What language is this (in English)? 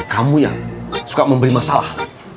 Indonesian